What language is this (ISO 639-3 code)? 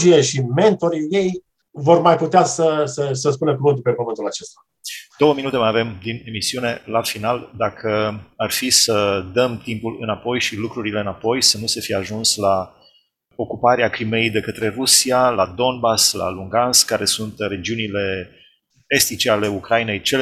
ron